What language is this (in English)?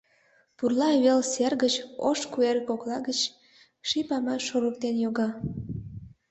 Mari